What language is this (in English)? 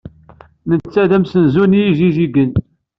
Kabyle